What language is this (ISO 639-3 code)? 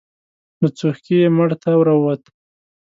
pus